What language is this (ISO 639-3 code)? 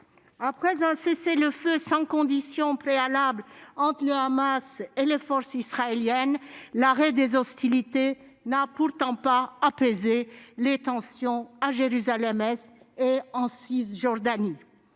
fra